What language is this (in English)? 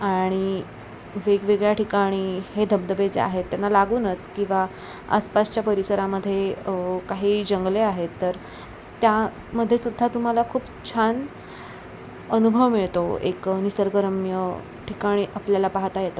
Marathi